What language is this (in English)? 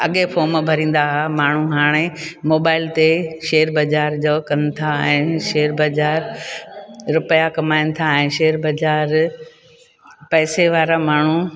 Sindhi